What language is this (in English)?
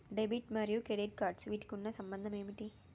Telugu